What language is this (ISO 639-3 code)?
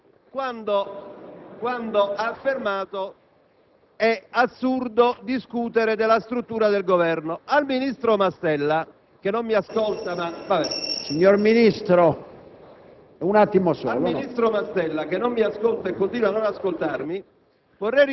ita